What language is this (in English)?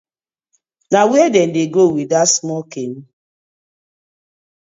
Nigerian Pidgin